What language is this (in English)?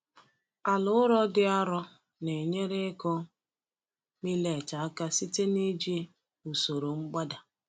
Igbo